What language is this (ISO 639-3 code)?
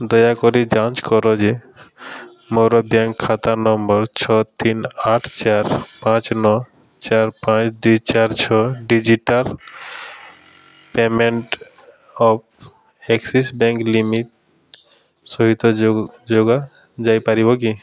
ori